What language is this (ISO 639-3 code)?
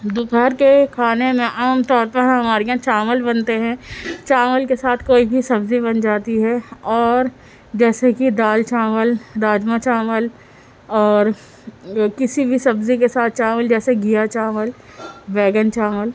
urd